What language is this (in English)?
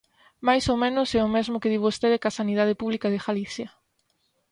Galician